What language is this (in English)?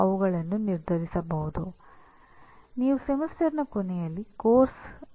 Kannada